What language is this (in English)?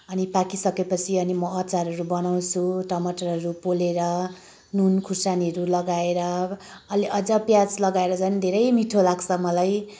Nepali